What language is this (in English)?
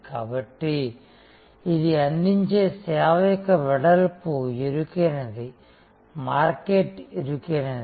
Telugu